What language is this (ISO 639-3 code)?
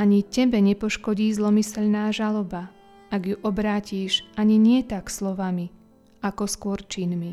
slk